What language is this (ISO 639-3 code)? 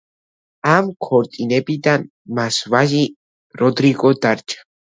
kat